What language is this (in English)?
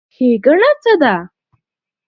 Pashto